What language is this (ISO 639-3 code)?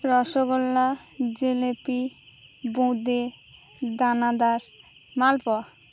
ben